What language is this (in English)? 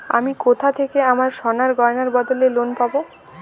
Bangla